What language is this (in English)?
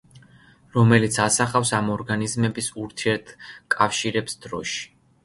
Georgian